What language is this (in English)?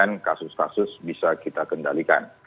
Indonesian